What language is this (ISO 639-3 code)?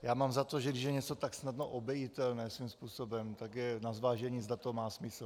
ces